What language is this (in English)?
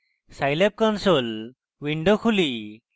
Bangla